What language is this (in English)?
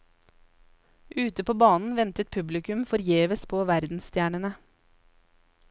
Norwegian